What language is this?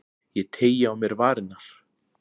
Icelandic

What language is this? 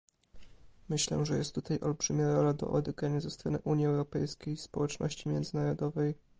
Polish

